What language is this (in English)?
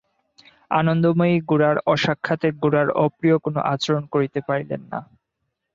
Bangla